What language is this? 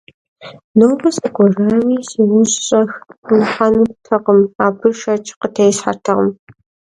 Kabardian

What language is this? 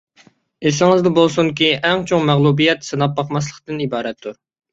Uyghur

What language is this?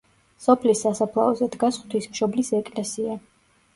Georgian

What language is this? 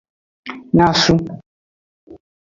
Aja (Benin)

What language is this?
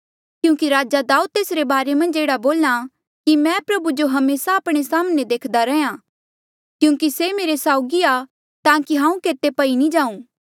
Mandeali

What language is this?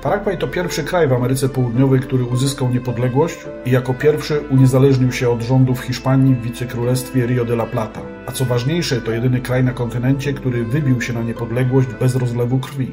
Polish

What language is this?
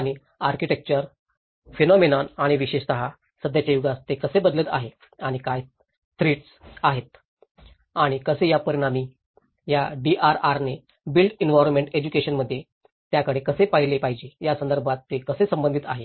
Marathi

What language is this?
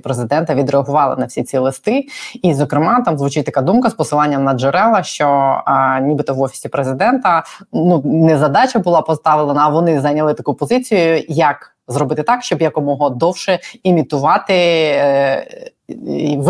Ukrainian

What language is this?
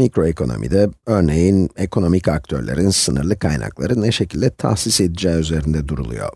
Turkish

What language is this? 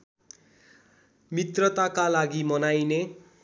Nepali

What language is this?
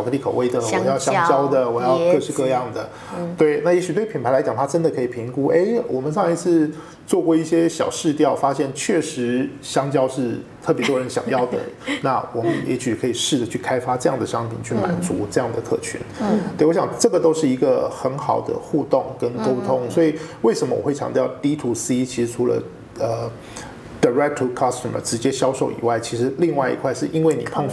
Chinese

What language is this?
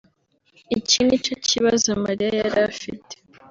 Kinyarwanda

